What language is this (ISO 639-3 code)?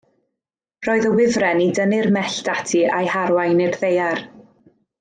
cym